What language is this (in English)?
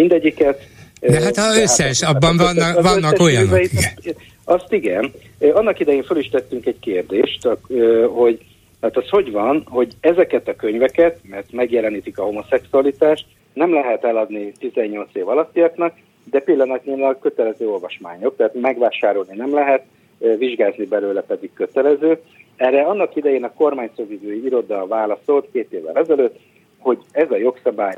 Hungarian